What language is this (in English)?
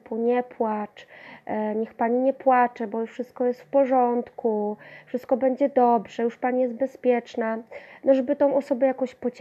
Polish